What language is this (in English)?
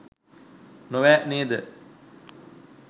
Sinhala